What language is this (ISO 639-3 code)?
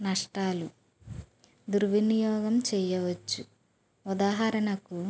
tel